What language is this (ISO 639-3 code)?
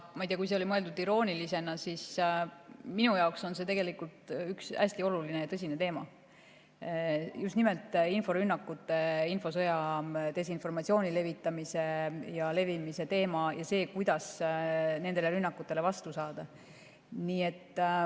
est